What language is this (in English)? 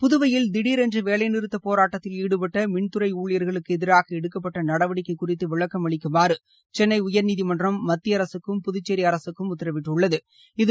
Tamil